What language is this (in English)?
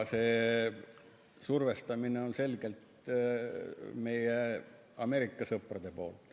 Estonian